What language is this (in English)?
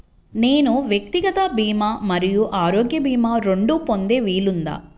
Telugu